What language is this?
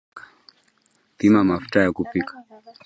Swahili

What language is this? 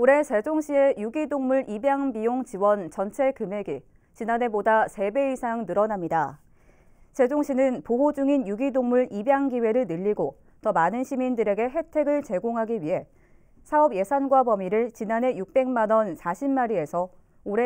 Korean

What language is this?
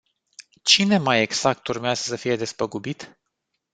Romanian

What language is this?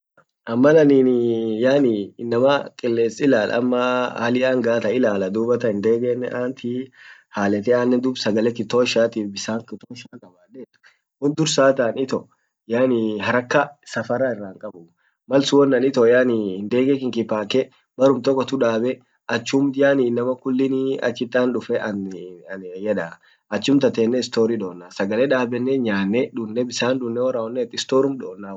Orma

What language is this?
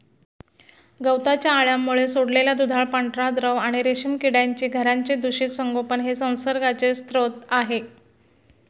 Marathi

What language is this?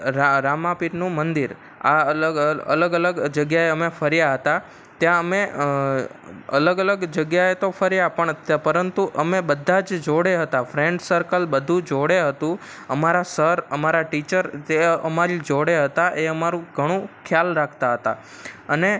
Gujarati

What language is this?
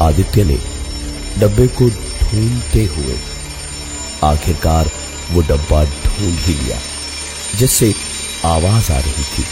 Hindi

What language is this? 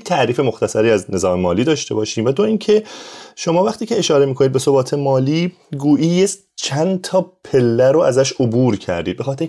Persian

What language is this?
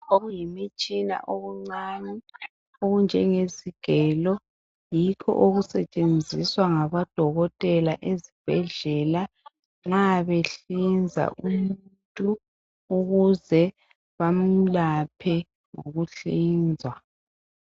North Ndebele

